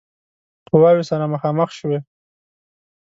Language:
Pashto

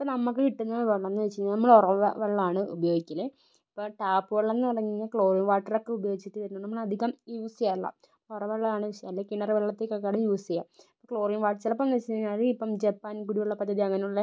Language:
Malayalam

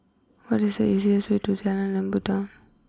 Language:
English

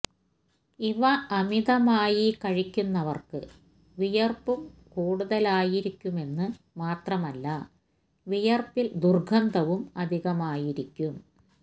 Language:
Malayalam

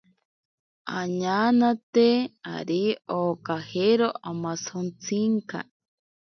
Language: Ashéninka Perené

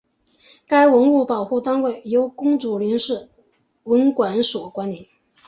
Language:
Chinese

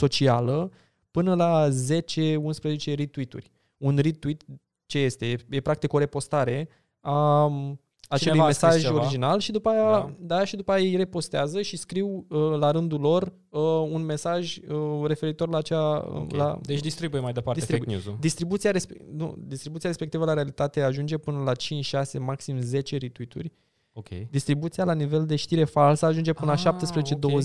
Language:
Romanian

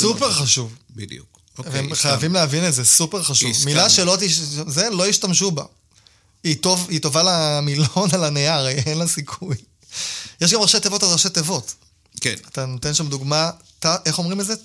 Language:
Hebrew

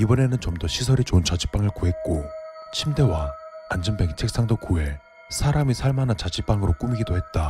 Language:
Korean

